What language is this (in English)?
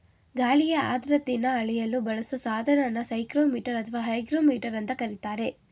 Kannada